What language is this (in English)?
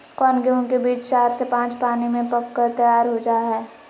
Magahi